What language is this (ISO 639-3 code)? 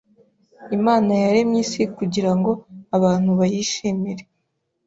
kin